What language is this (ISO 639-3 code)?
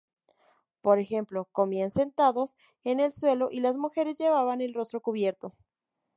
spa